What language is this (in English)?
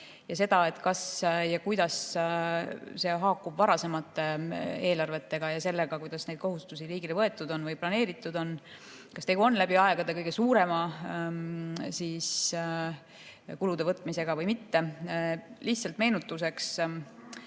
Estonian